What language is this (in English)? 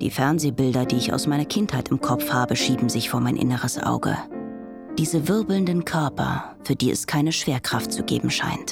German